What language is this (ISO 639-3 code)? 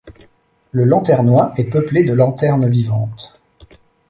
fra